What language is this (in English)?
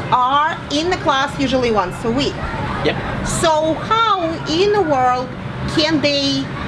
English